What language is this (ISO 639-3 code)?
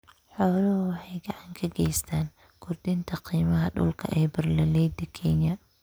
som